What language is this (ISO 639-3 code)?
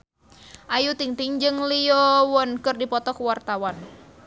sun